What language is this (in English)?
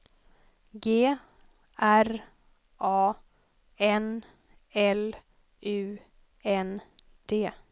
Swedish